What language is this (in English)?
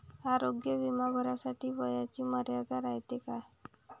Marathi